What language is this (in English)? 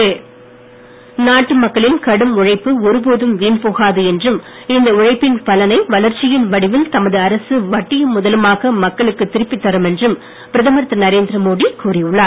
Tamil